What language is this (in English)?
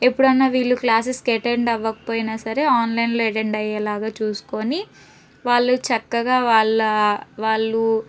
Telugu